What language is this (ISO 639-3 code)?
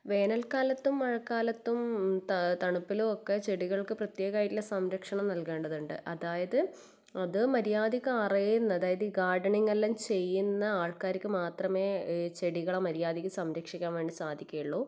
mal